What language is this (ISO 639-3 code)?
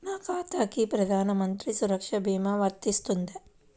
tel